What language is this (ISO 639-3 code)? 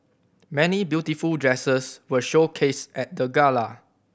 eng